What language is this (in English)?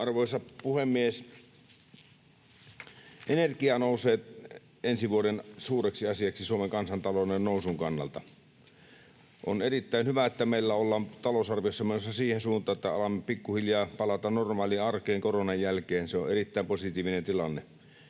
Finnish